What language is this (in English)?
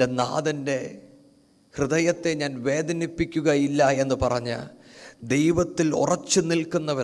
Malayalam